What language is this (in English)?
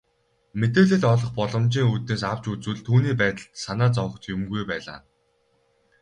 Mongolian